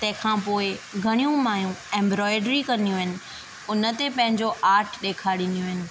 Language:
Sindhi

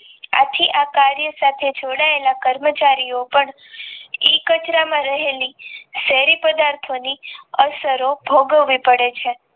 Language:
Gujarati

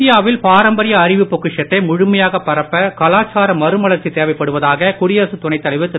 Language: Tamil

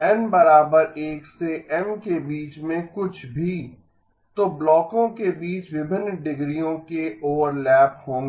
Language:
Hindi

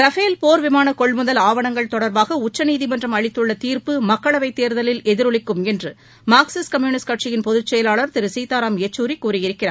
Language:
Tamil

